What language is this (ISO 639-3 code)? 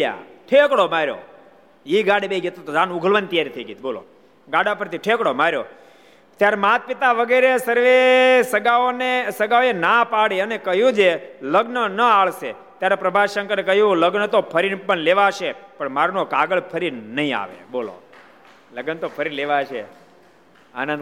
guj